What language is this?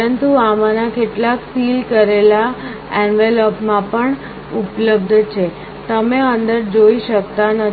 Gujarati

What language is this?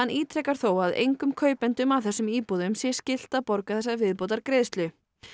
Icelandic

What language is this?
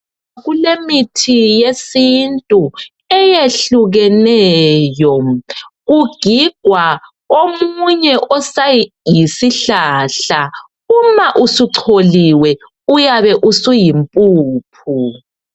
North Ndebele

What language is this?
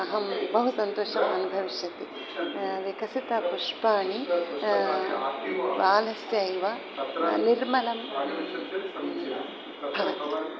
Sanskrit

